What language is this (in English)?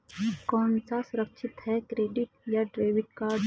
Hindi